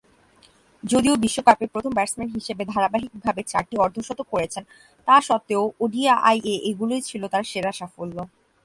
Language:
Bangla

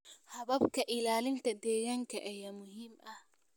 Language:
Somali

